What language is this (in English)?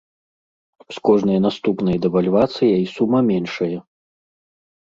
Belarusian